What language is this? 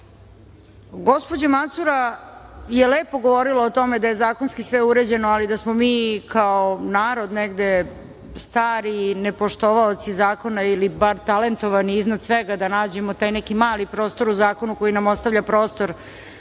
Serbian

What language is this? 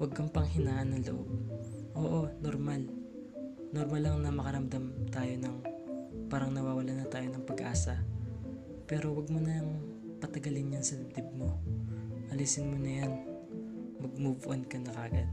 Filipino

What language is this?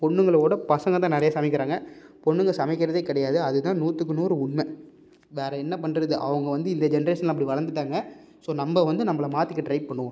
Tamil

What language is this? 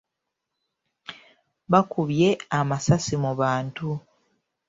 Ganda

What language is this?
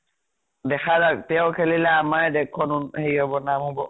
Assamese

